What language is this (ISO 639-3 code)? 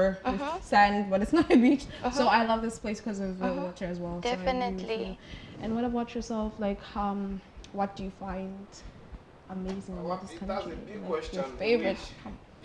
eng